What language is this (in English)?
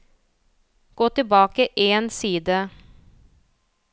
Norwegian